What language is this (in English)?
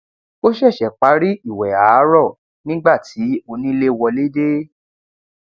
Yoruba